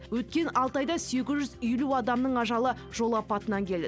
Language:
Kazakh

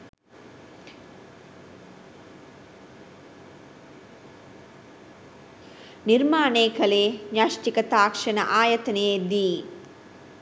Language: Sinhala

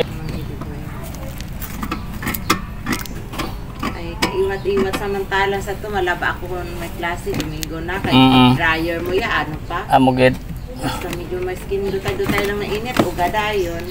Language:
Filipino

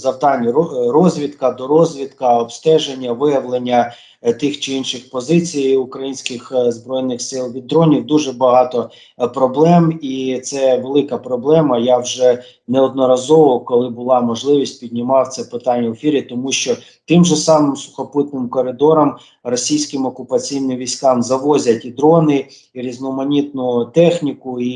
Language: Ukrainian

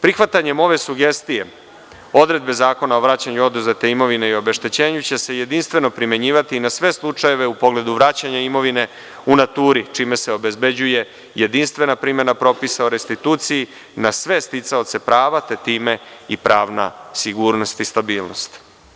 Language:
Serbian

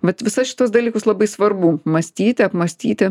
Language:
Lithuanian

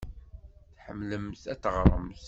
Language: Kabyle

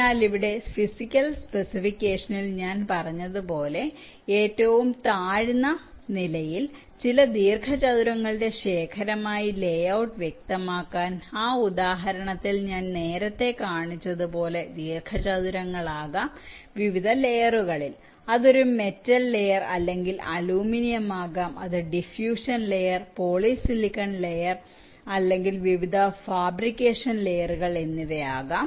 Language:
Malayalam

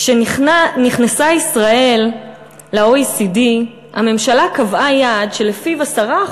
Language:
Hebrew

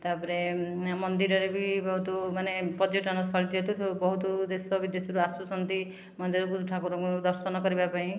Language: Odia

